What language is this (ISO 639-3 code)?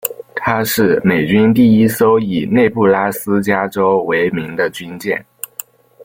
zho